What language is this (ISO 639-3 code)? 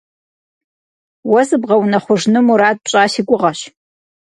kbd